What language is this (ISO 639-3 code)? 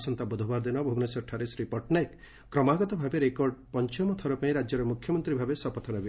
ori